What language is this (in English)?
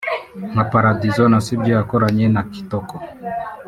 Kinyarwanda